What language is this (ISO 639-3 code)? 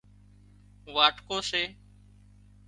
kxp